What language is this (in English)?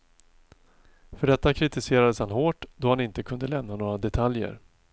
Swedish